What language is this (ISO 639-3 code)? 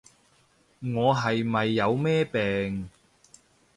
yue